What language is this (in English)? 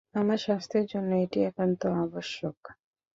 Bangla